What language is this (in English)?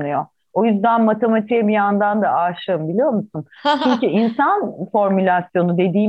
Turkish